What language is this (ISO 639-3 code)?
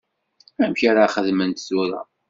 kab